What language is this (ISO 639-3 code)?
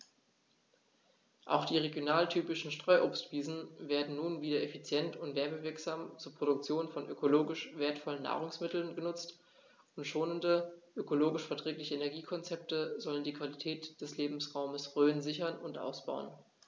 deu